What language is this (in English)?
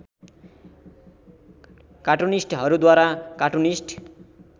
Nepali